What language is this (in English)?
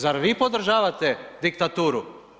Croatian